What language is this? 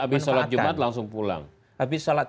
Indonesian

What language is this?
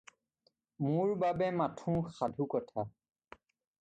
Assamese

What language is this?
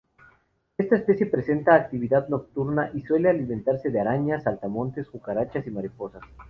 Spanish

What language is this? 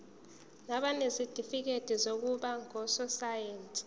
Zulu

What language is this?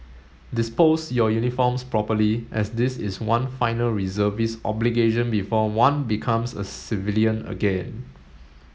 English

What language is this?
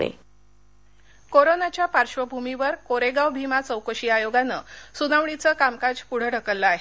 Marathi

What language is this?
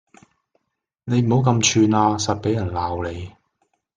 Cantonese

